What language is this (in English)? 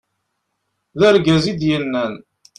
Kabyle